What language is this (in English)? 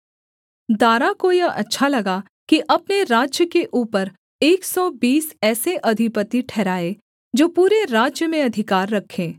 Hindi